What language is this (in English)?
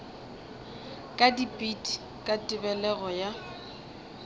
Northern Sotho